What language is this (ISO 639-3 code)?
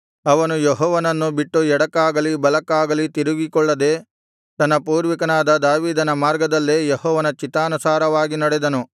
kan